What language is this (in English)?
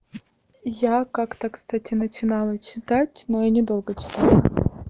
Russian